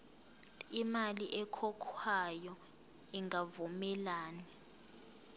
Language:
Zulu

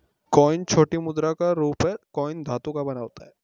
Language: Hindi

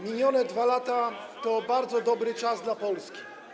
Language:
Polish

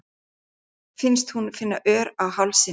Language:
Icelandic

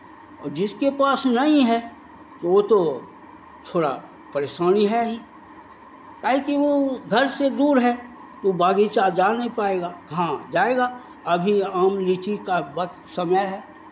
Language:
Hindi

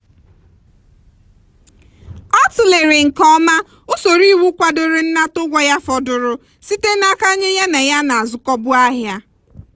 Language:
Igbo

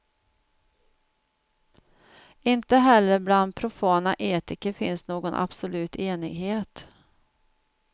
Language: Swedish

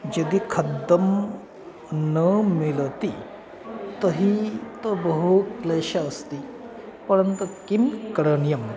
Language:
Sanskrit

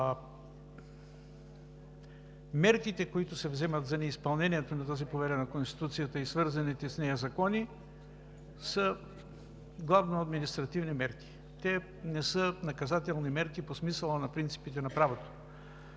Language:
Bulgarian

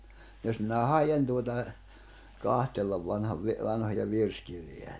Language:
Finnish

